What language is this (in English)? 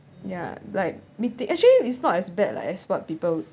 English